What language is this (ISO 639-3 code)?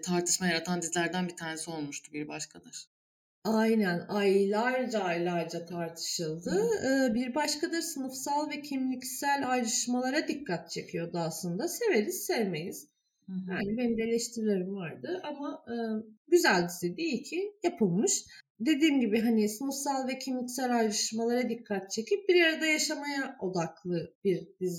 tur